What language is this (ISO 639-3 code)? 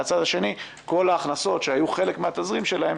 heb